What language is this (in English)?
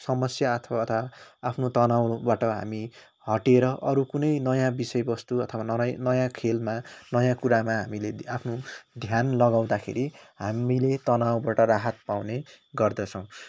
Nepali